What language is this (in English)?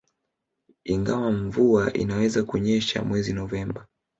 Swahili